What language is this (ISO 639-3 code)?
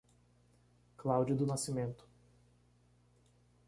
por